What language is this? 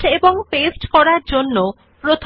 Bangla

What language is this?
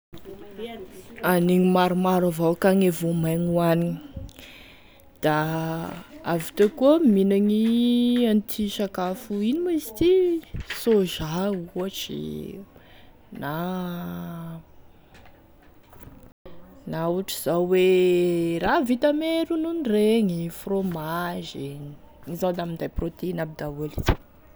Tesaka Malagasy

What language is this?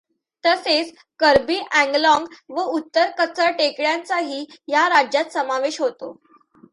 Marathi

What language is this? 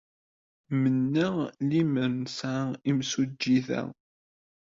Kabyle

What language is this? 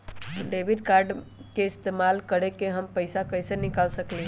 Magahi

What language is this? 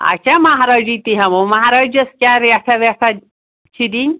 Kashmiri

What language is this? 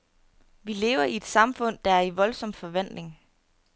Danish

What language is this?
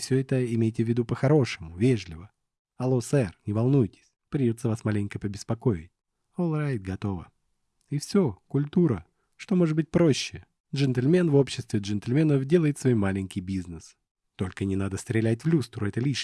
Russian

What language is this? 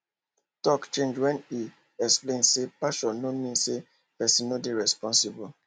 Nigerian Pidgin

